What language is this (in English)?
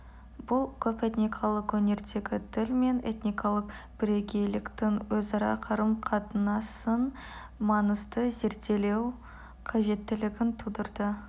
Kazakh